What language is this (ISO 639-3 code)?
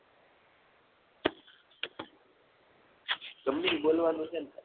guj